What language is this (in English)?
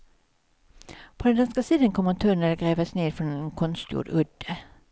Swedish